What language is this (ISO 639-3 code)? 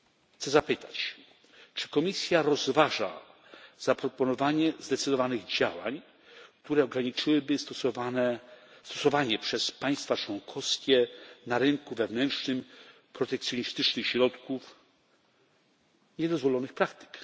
pol